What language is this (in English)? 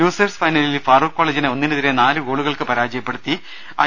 Malayalam